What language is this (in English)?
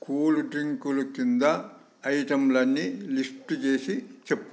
Telugu